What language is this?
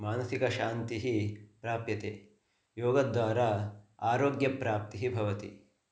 Sanskrit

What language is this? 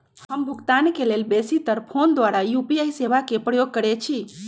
Magahi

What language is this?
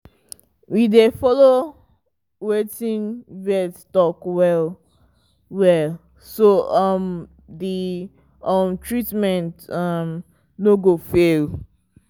Nigerian Pidgin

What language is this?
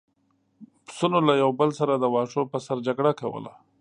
Pashto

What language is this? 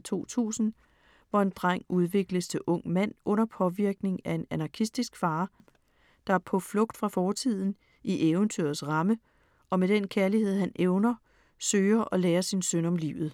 Danish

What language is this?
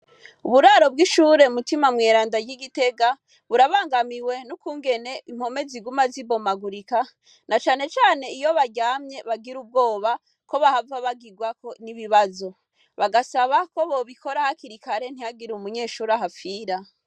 Rundi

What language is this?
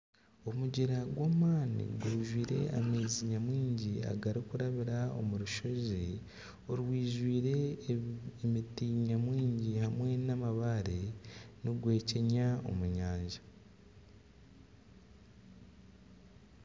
Nyankole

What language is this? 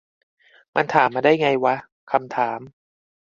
Thai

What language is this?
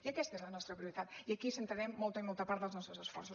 Catalan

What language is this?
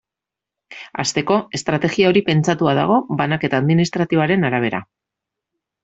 Basque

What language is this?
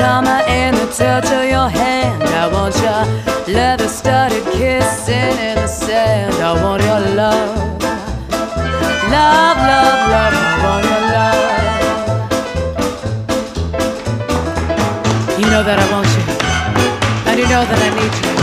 Greek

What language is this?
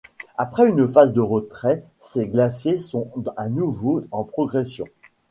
French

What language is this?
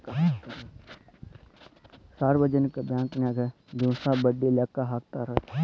Kannada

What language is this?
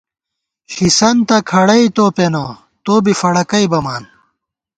Gawar-Bati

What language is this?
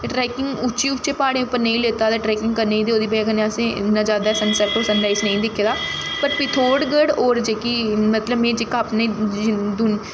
Dogri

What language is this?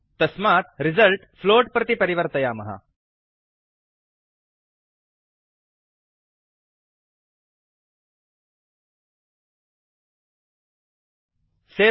Sanskrit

